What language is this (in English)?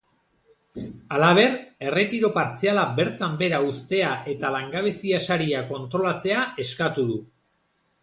Basque